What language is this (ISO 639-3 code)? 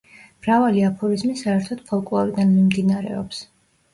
kat